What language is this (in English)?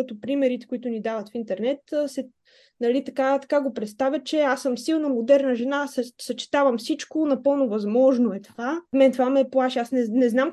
Bulgarian